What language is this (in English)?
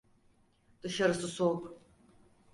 Turkish